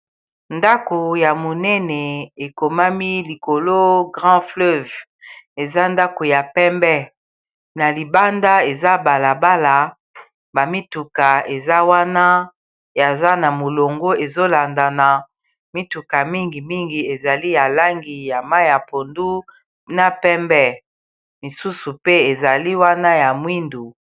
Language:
Lingala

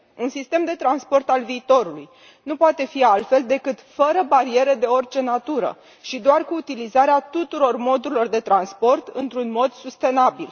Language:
Romanian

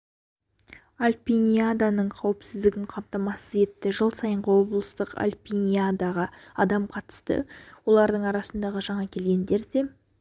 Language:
Kazakh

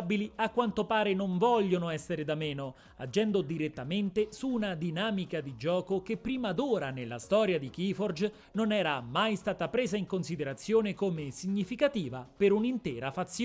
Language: Italian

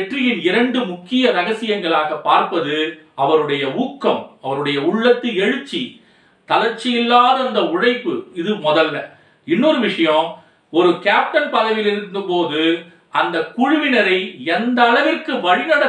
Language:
Hindi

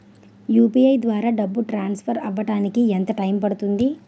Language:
Telugu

